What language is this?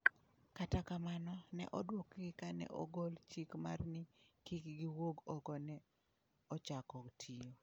Luo (Kenya and Tanzania)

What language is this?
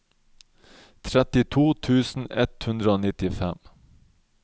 Norwegian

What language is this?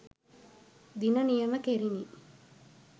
Sinhala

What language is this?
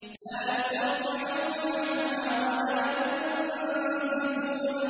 Arabic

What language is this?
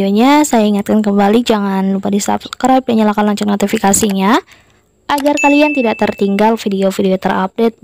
Indonesian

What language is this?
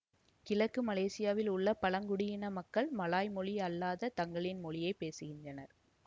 Tamil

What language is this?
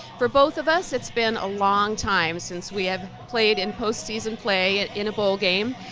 English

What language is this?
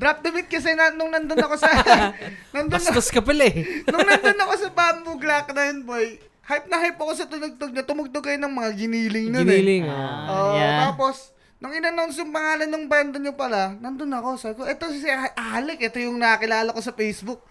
Filipino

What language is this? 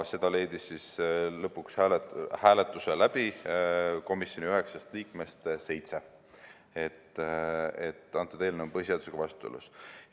Estonian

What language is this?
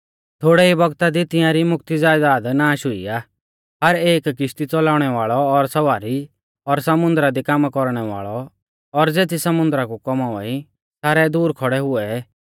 Mahasu Pahari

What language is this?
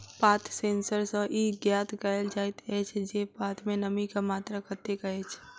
Maithili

